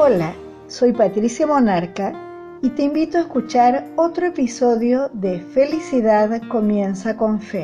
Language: Spanish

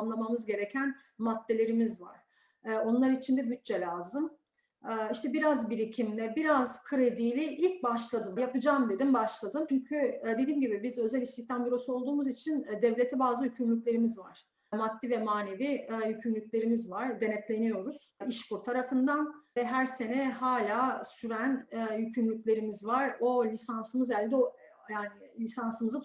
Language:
Turkish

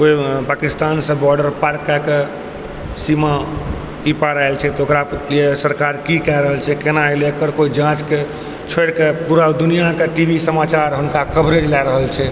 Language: Maithili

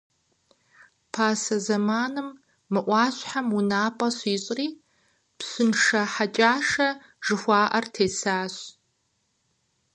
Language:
Kabardian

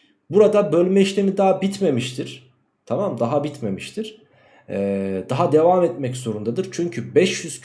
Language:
Turkish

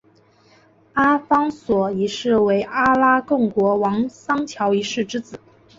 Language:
Chinese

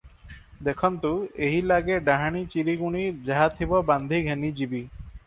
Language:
Odia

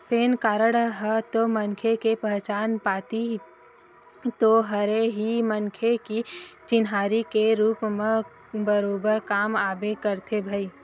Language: Chhattisgarhi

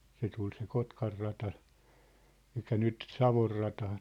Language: Finnish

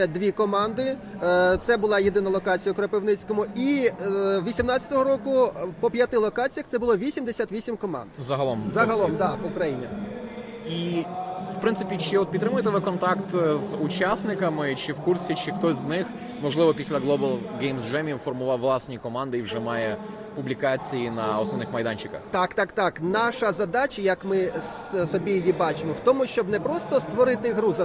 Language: Ukrainian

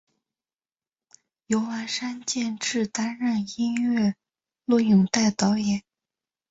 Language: Chinese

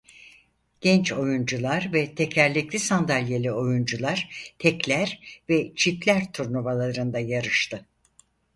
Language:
Turkish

